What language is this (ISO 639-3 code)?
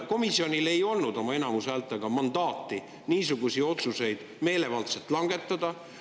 est